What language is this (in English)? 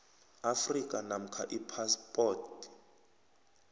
South Ndebele